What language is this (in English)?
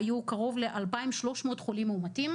Hebrew